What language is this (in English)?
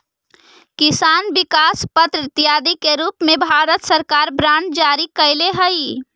Magahi